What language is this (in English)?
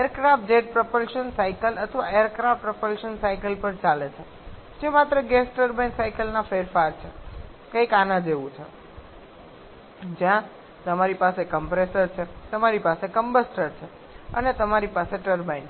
Gujarati